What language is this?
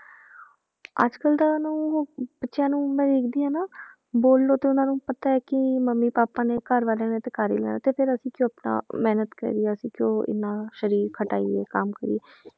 Punjabi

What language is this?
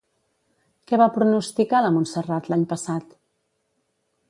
Catalan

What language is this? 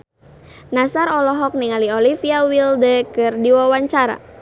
Sundanese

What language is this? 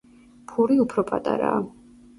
Georgian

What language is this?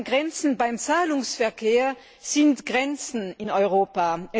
German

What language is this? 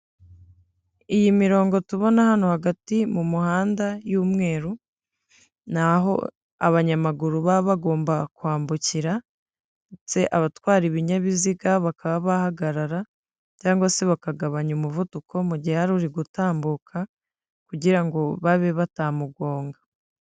Kinyarwanda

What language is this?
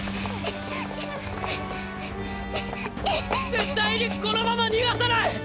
Japanese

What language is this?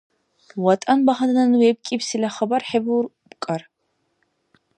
Dargwa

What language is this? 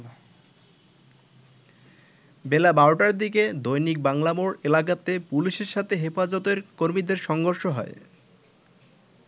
Bangla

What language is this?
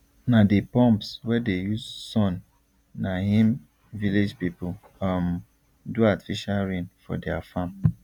Nigerian Pidgin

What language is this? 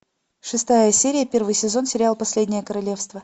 Russian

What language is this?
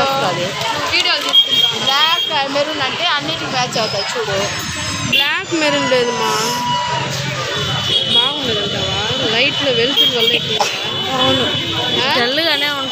Romanian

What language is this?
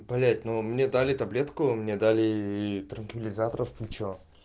Russian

